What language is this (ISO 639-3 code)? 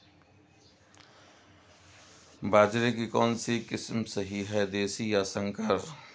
hin